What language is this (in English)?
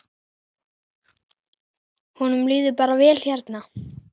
Icelandic